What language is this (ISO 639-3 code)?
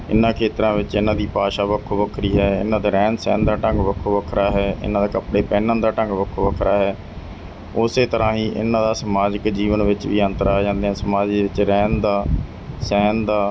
pan